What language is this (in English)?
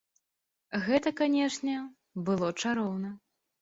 Belarusian